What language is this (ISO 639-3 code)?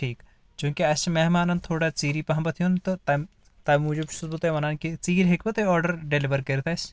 kas